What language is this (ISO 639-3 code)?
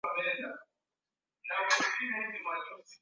swa